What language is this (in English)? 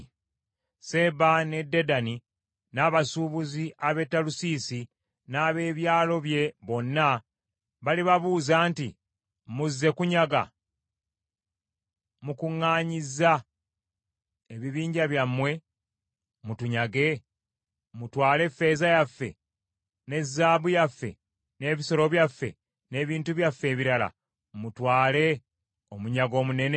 Ganda